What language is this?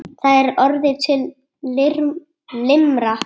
Icelandic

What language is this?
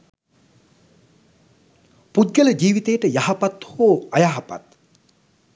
Sinhala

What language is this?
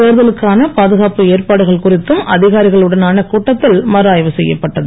Tamil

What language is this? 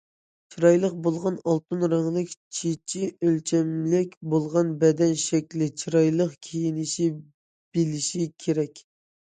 Uyghur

